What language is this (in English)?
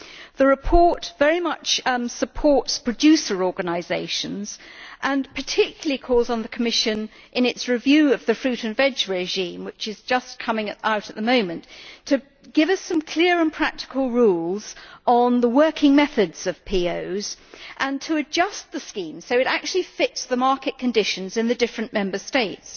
English